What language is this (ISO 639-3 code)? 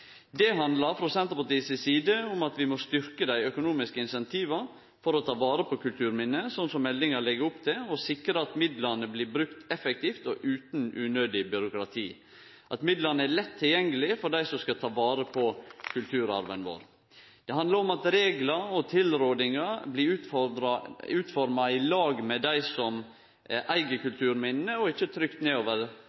nno